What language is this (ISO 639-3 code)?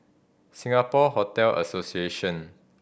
eng